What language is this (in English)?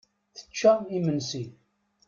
Kabyle